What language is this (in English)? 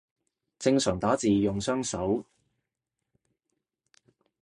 Cantonese